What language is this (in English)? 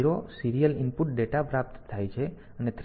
Gujarati